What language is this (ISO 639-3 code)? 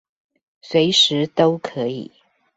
zho